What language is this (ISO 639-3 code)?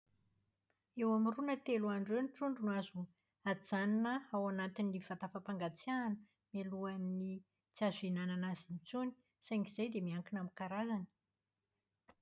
mlg